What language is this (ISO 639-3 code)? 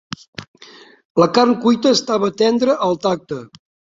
cat